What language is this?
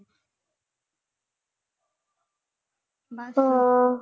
Punjabi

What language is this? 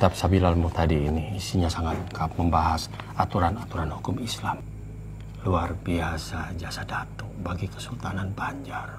Indonesian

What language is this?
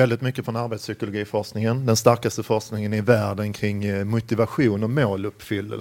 Swedish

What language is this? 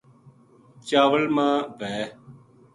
Gujari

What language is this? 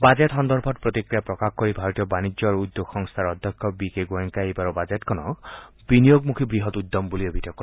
Assamese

